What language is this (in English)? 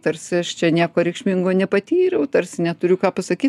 Lithuanian